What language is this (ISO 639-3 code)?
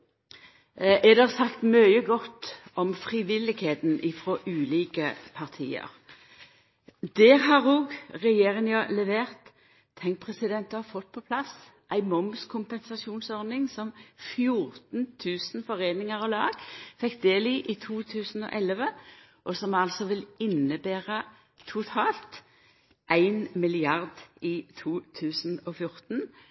nno